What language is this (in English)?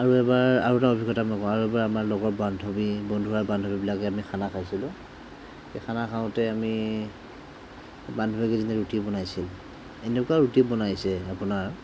Assamese